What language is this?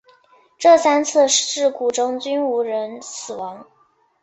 Chinese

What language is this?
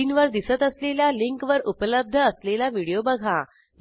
Marathi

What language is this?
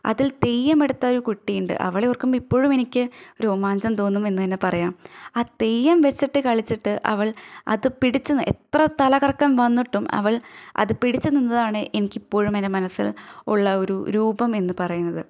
Malayalam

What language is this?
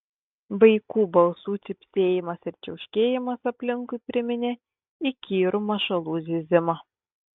Lithuanian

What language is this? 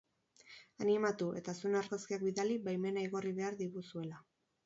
Basque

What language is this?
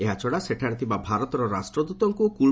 Odia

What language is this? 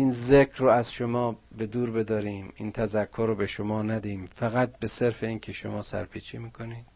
Persian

